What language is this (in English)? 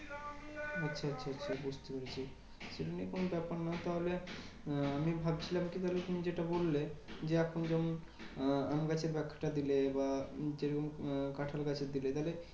Bangla